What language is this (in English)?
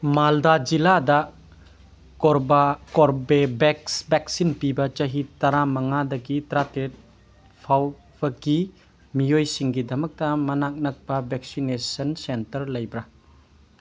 Manipuri